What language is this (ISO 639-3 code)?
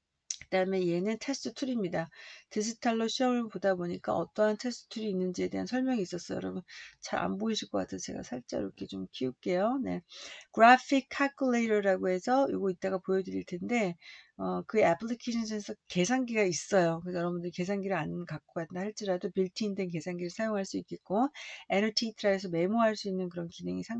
kor